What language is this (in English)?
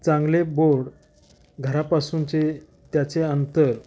Marathi